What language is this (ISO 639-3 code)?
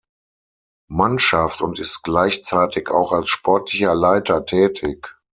deu